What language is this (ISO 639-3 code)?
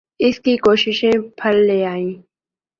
urd